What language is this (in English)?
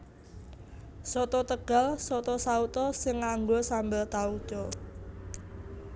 Javanese